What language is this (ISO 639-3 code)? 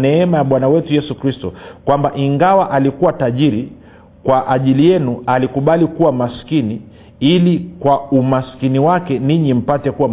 swa